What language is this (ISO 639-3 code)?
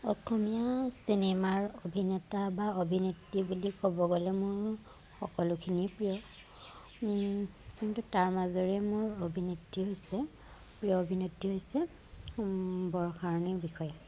asm